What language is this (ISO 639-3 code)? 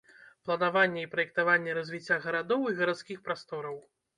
bel